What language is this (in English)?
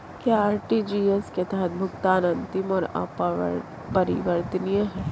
Hindi